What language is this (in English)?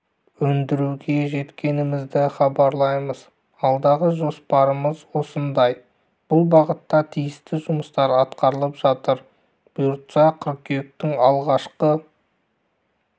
Kazakh